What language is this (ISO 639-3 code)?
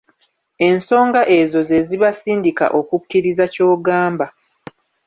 lug